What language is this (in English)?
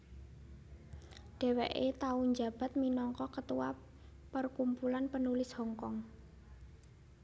Javanese